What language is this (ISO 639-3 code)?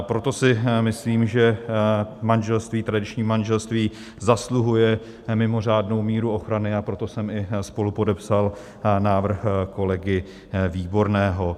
ces